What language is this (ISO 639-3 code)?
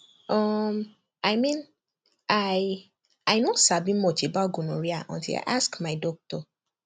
pcm